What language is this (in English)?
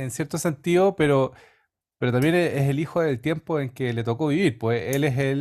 Spanish